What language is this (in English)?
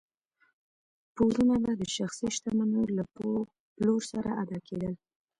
Pashto